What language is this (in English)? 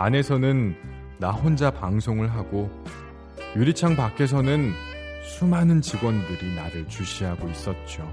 Korean